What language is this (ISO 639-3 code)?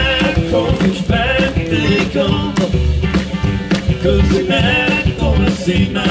eng